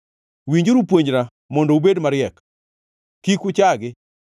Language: Luo (Kenya and Tanzania)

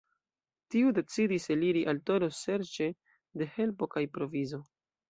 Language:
Esperanto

